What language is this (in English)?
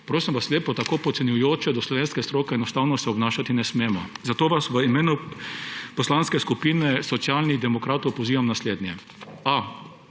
Slovenian